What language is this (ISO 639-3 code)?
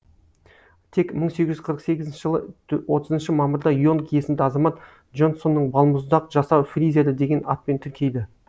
kaz